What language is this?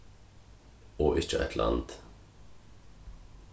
Faroese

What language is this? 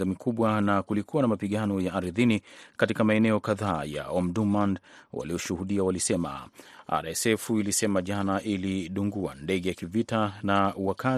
Swahili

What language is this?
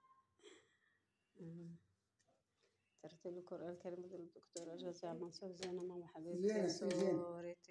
Arabic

